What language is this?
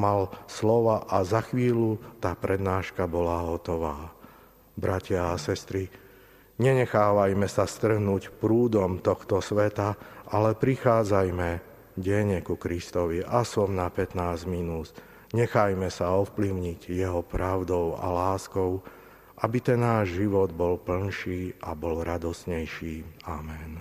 Slovak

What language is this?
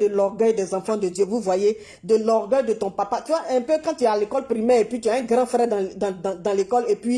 French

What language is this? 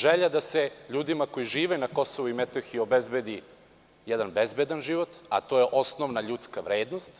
Serbian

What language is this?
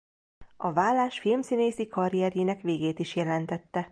Hungarian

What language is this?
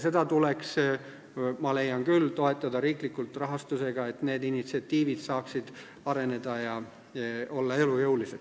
Estonian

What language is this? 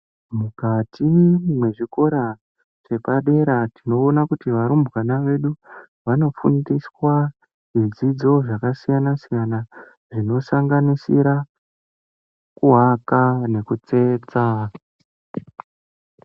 Ndau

